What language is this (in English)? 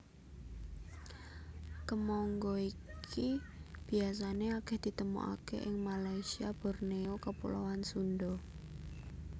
Javanese